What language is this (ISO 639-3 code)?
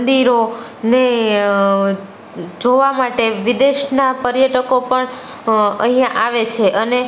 guj